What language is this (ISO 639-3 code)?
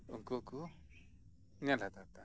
sat